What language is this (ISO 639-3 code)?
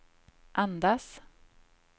swe